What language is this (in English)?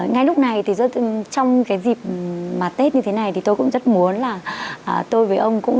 Vietnamese